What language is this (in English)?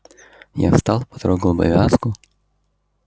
Russian